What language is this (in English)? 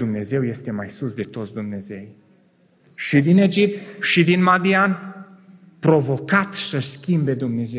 Romanian